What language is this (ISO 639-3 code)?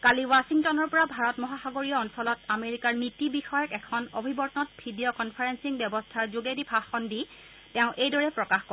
asm